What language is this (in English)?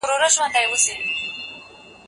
Pashto